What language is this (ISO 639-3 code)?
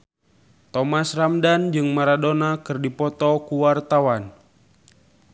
sun